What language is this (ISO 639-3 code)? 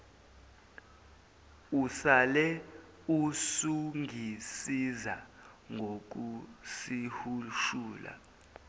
zul